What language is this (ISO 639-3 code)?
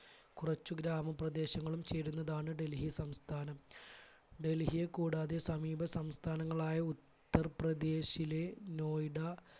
mal